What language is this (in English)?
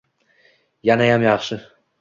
Uzbek